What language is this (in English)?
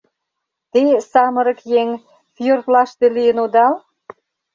Mari